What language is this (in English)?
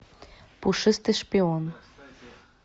Russian